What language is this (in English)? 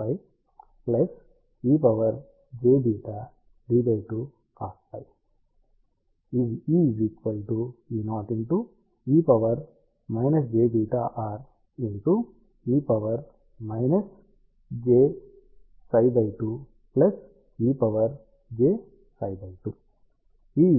Telugu